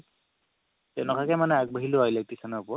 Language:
Assamese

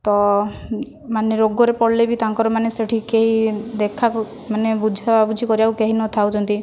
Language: Odia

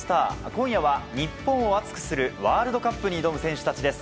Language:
Japanese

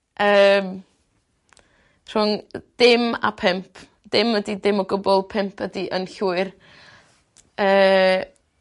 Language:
Welsh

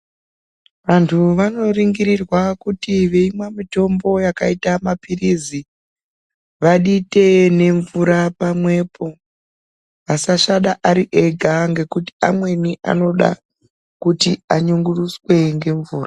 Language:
Ndau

